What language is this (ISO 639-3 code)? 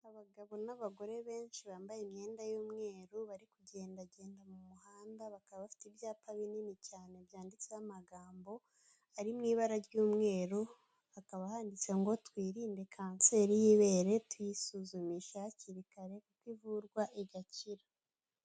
kin